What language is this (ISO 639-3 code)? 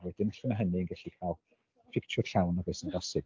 cym